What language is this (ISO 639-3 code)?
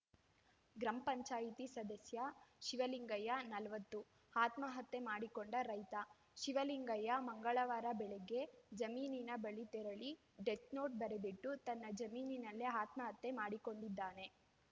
kan